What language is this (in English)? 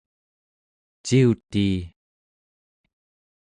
Central Yupik